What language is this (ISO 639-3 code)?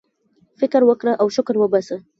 pus